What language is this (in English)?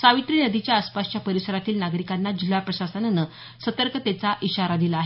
Marathi